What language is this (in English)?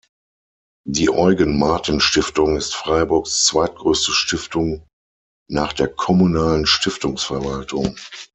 German